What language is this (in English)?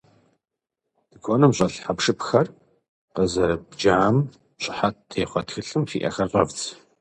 Kabardian